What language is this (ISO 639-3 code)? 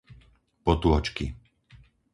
slk